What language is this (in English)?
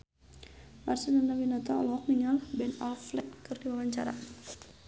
Sundanese